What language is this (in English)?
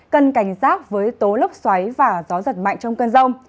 Vietnamese